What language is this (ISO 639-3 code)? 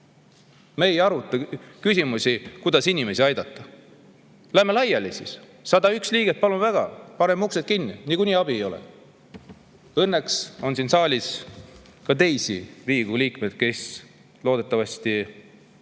est